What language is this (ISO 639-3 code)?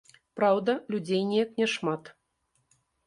bel